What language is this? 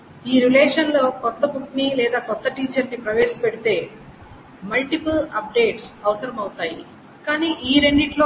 Telugu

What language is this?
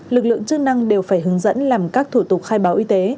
Vietnamese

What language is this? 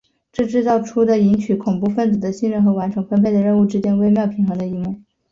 Chinese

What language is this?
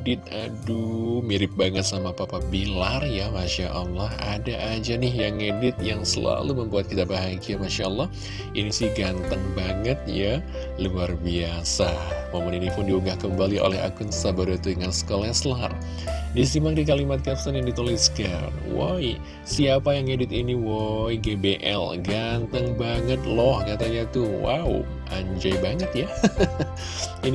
Indonesian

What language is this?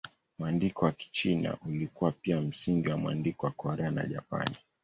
Swahili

